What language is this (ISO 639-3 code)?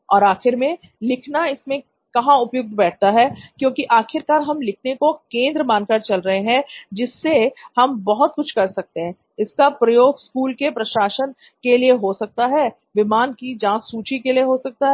hin